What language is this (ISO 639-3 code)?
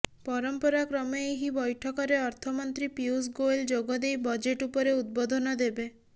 ori